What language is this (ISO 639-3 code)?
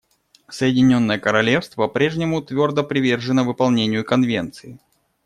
rus